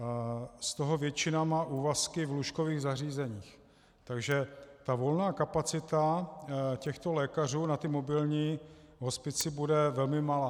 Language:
Czech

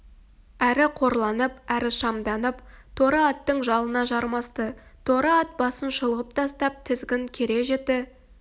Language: Kazakh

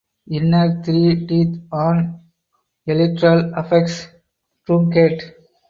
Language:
English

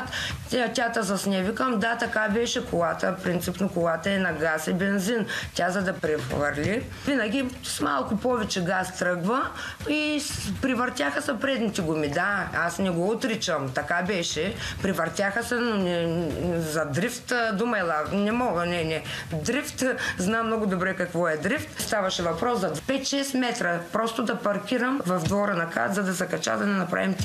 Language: Bulgarian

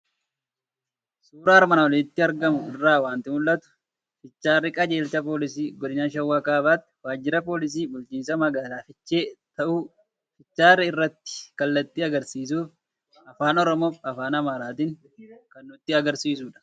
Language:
Oromo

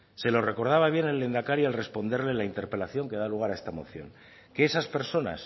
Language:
Spanish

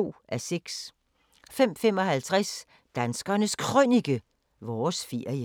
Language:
Danish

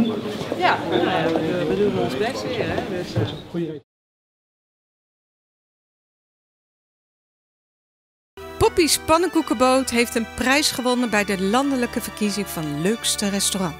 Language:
Dutch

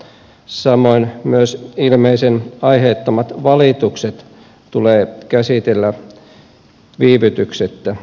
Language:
Finnish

